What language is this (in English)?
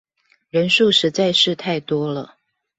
Chinese